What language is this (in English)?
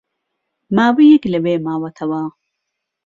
Central Kurdish